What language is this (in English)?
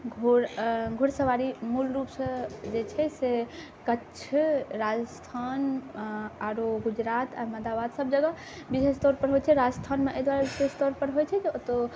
Maithili